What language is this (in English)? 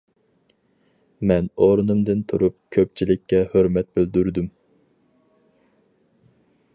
Uyghur